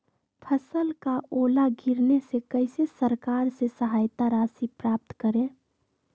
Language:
Magahi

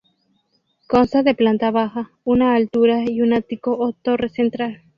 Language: Spanish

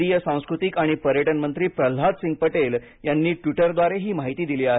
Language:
Marathi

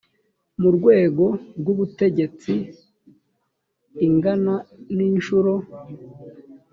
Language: Kinyarwanda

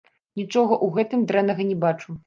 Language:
Belarusian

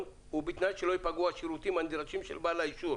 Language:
Hebrew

